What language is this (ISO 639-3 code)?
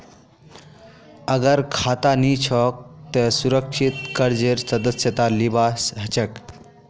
mag